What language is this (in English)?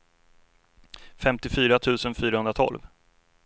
Swedish